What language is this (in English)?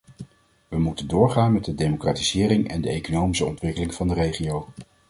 Dutch